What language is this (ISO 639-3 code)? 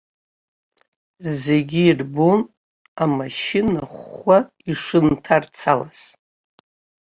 abk